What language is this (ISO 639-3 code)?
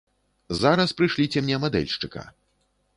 bel